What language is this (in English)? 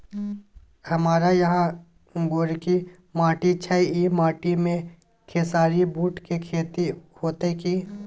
Maithili